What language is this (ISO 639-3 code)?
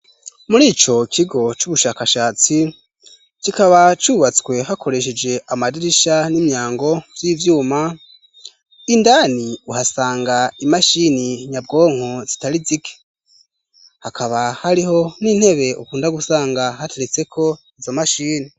run